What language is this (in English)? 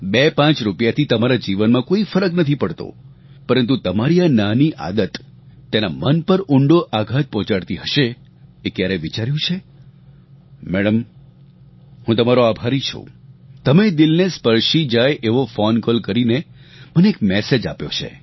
Gujarati